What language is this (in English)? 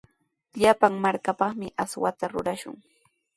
Sihuas Ancash Quechua